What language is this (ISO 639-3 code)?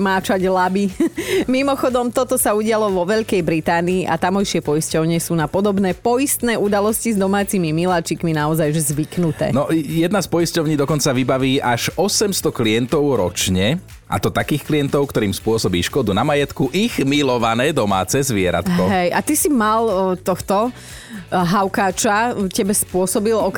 slk